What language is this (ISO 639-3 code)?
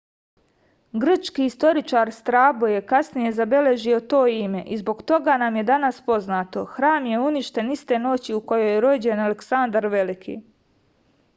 srp